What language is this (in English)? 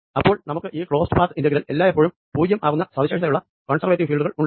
Malayalam